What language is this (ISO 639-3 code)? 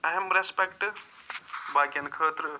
kas